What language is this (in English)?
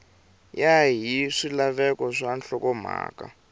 Tsonga